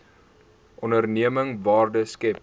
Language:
Afrikaans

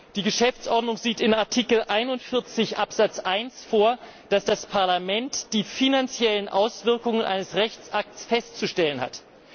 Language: German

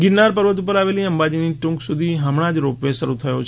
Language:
Gujarati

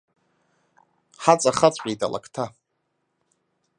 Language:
Abkhazian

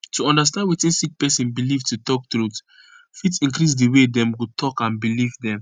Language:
Nigerian Pidgin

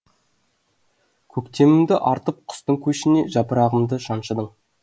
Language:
Kazakh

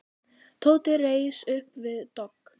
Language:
Icelandic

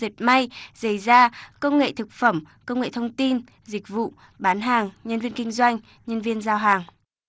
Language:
Vietnamese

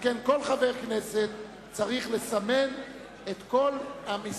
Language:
Hebrew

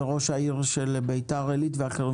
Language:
Hebrew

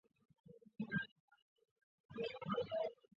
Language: Chinese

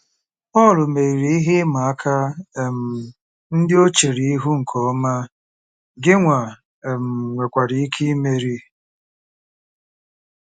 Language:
Igbo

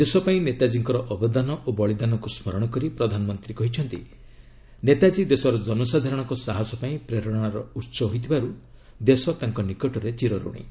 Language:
Odia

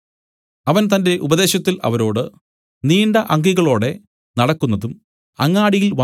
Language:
Malayalam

